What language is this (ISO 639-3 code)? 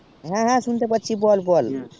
ben